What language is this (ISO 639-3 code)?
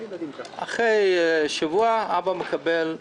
heb